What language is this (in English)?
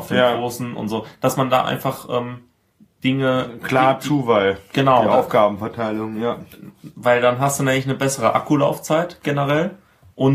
German